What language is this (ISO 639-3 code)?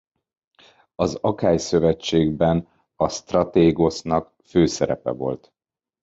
hun